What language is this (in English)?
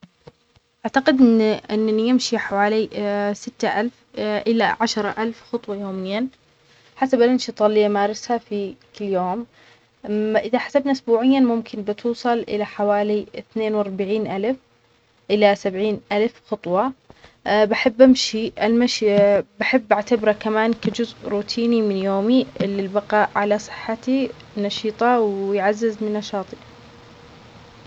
Omani Arabic